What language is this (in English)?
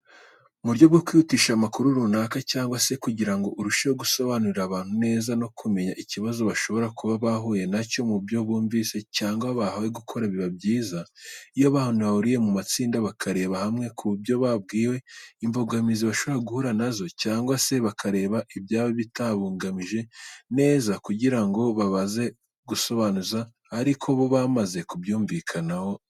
Kinyarwanda